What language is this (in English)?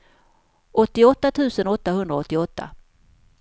Swedish